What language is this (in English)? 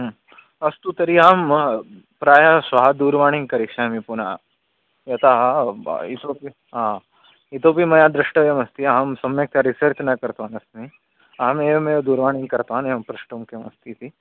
Sanskrit